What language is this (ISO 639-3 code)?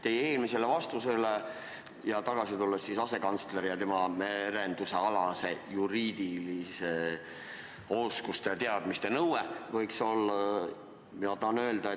est